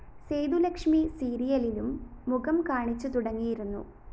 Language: Malayalam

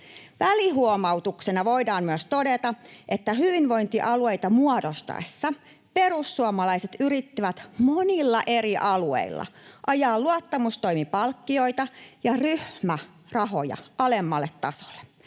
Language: Finnish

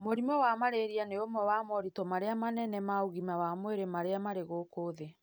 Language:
Kikuyu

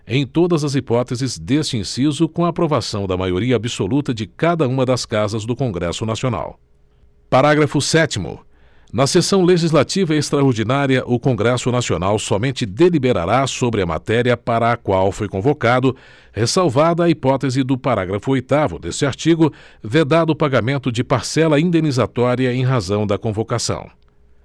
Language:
Portuguese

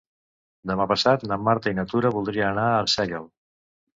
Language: Catalan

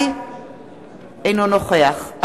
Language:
Hebrew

